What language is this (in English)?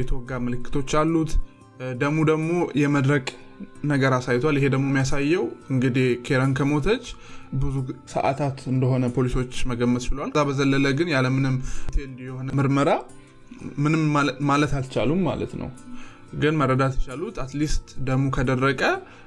Amharic